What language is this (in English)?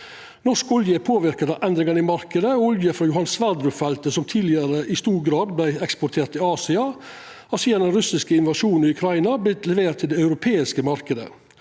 Norwegian